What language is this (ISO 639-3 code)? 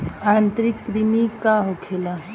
bho